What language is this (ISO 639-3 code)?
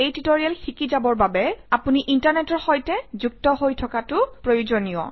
asm